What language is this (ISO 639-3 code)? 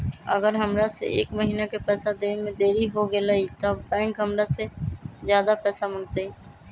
mag